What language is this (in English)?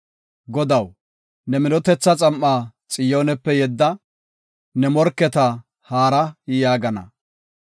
Gofa